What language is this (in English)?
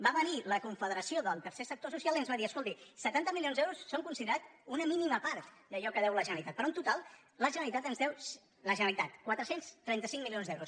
Catalan